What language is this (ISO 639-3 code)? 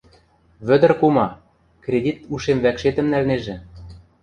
mrj